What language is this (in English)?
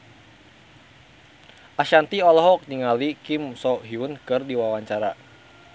Sundanese